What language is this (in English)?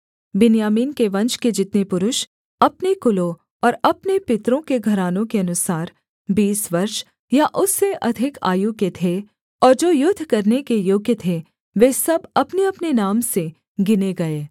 Hindi